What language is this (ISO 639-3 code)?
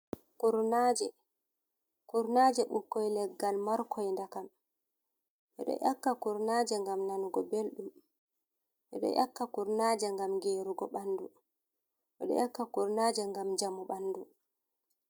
ful